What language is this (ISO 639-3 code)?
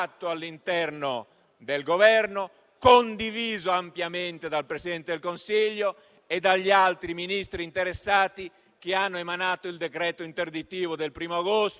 ita